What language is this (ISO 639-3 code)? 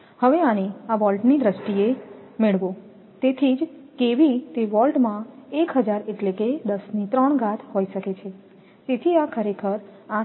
guj